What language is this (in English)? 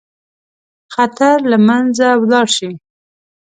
Pashto